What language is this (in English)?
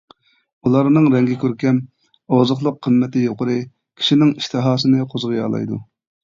Uyghur